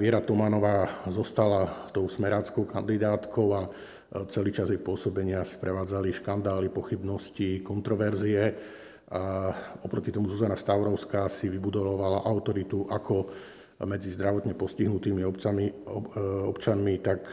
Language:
Slovak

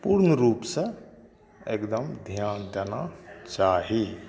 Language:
Maithili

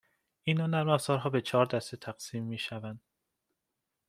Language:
Persian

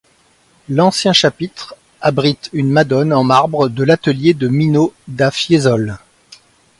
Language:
French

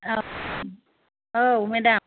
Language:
Bodo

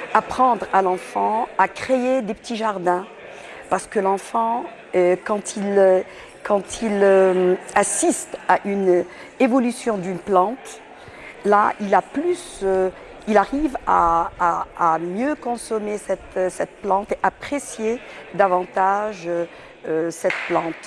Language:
French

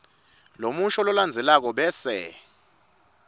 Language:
Swati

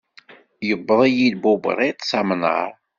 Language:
Kabyle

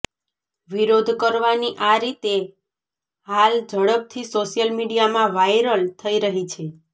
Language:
Gujarati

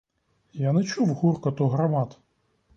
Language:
Ukrainian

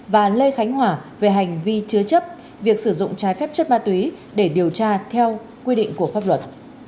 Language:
Vietnamese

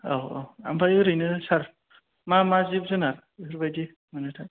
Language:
Bodo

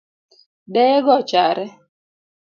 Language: Luo (Kenya and Tanzania)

